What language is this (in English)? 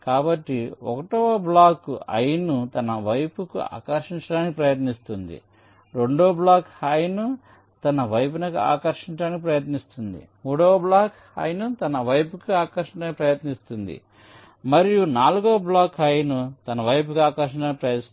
Telugu